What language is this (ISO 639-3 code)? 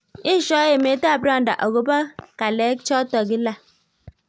kln